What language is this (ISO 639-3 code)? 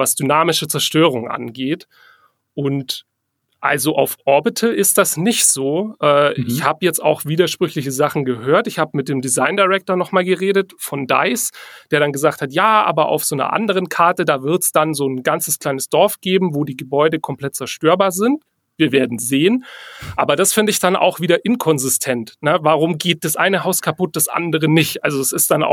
deu